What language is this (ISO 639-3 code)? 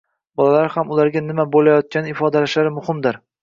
uzb